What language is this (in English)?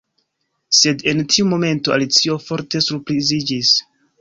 Esperanto